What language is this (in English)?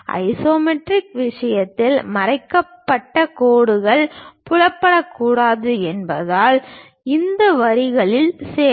Tamil